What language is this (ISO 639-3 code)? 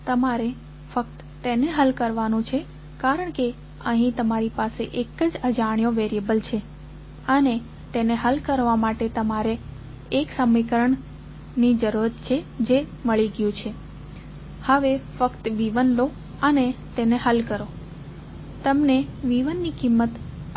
guj